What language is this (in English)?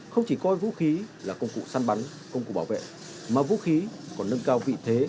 Vietnamese